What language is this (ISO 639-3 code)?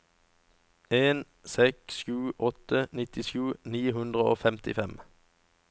nor